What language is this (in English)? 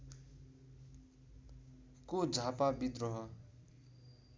Nepali